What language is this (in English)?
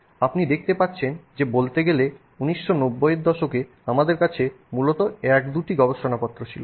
Bangla